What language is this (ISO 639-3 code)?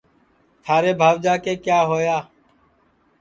ssi